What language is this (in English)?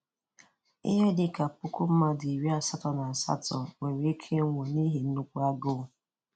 Igbo